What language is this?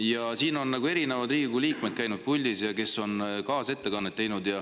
Estonian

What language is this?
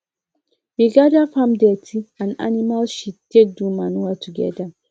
Nigerian Pidgin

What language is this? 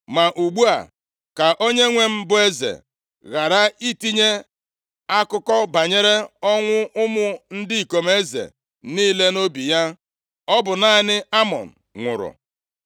Igbo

